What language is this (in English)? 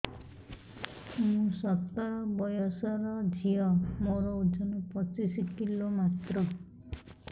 Odia